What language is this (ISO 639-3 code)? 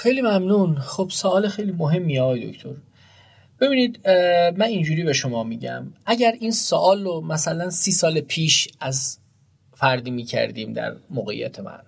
fas